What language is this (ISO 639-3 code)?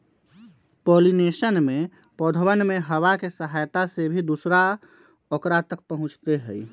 mag